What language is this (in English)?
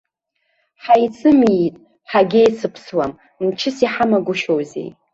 Abkhazian